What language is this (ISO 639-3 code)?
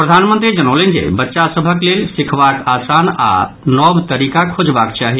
mai